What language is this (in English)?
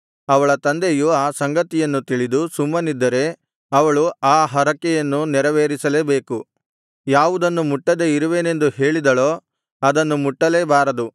Kannada